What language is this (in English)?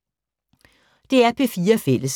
Danish